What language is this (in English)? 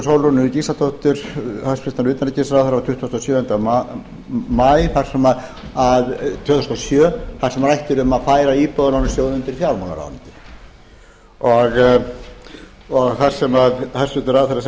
Icelandic